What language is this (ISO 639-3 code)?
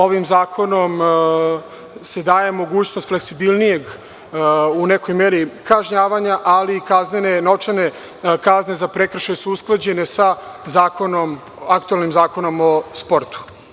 srp